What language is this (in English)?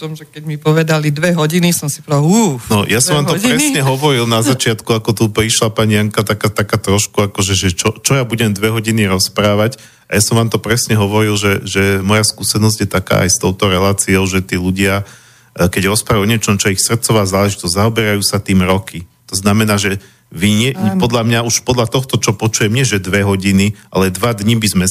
Slovak